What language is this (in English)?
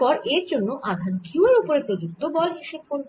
Bangla